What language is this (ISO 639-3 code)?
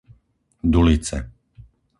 slk